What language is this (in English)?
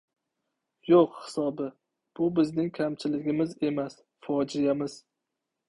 Uzbek